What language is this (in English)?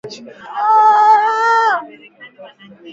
Swahili